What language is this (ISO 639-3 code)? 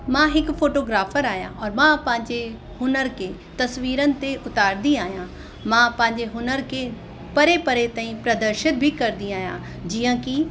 snd